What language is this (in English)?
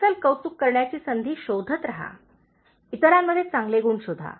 Marathi